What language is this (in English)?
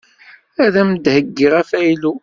Kabyle